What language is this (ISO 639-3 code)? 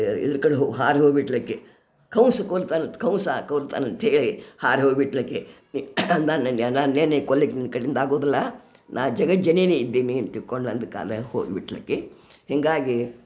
kan